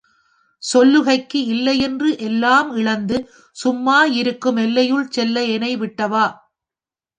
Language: Tamil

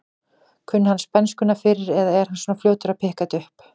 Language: Icelandic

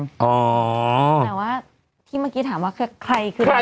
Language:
Thai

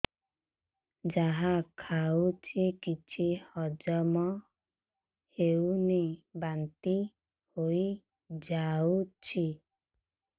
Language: Odia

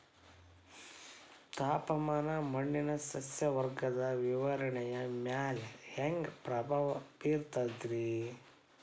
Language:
Kannada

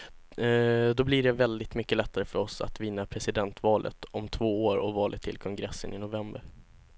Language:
Swedish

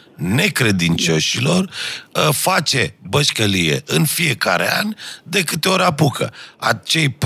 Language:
Romanian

